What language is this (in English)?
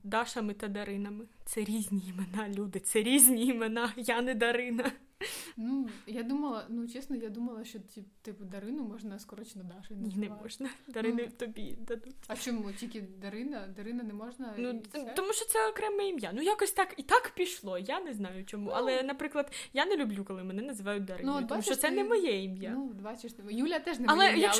Ukrainian